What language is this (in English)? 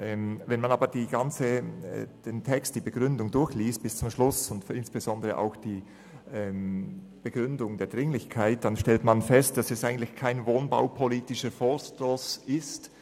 Swiss German